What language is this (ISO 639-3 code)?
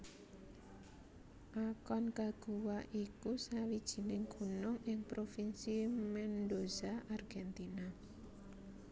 jav